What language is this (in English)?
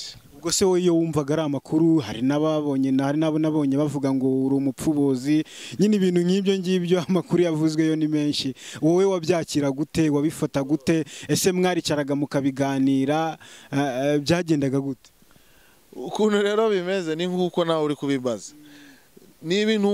Italian